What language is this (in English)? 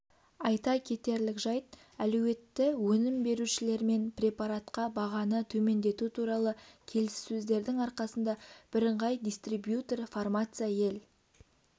Kazakh